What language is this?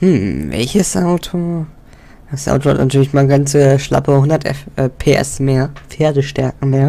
German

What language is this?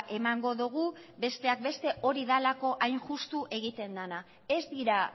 Basque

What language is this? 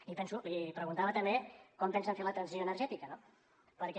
Catalan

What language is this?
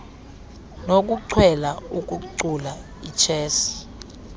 Xhosa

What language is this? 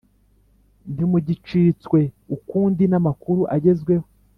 Kinyarwanda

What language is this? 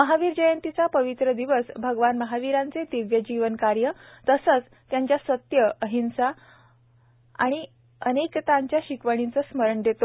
Marathi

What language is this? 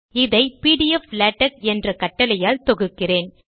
Tamil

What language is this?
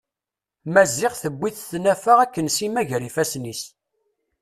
Kabyle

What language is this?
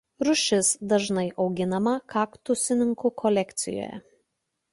Lithuanian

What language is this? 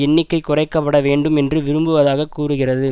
Tamil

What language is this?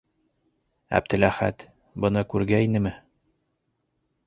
Bashkir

